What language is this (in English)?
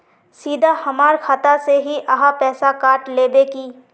Magahi